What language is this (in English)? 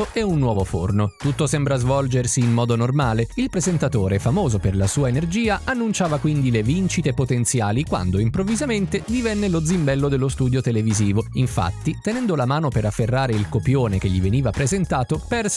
Italian